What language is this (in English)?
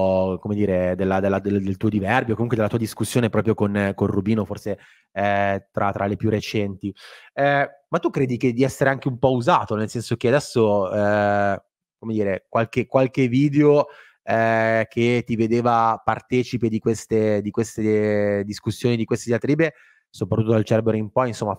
Italian